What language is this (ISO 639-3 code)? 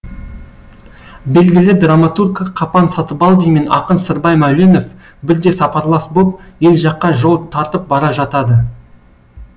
kaz